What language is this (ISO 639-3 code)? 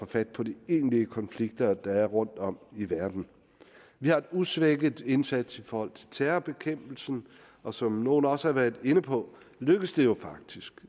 dan